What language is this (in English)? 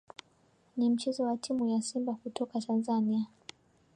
Swahili